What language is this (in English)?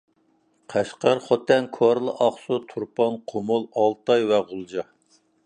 Uyghur